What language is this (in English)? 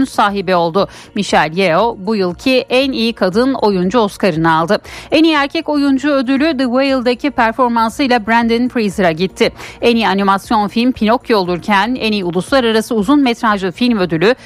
Turkish